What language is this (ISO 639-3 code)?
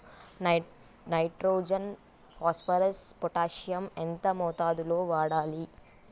tel